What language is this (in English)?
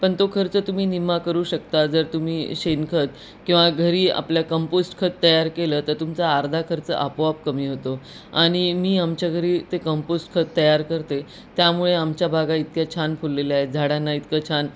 Marathi